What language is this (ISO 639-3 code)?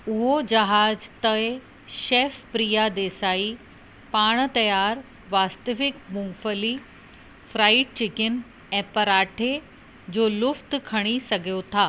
snd